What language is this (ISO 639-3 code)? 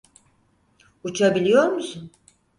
tur